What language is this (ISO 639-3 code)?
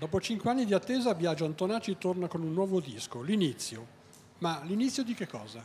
ita